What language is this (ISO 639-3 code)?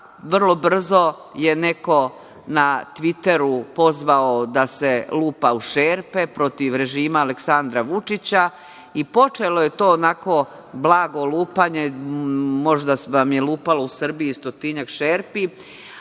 srp